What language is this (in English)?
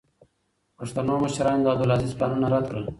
Pashto